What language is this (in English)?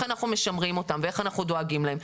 Hebrew